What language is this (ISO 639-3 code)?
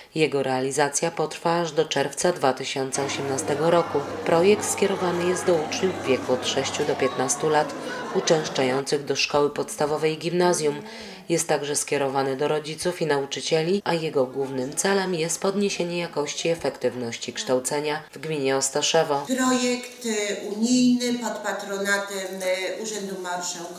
pol